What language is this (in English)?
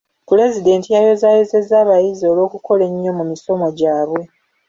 Ganda